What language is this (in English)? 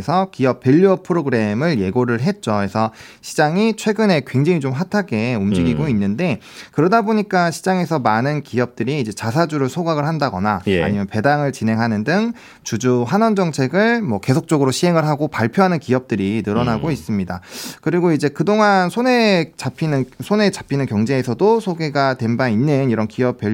Korean